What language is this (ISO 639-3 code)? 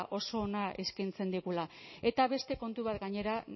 eus